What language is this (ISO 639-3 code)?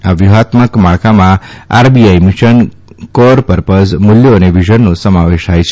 guj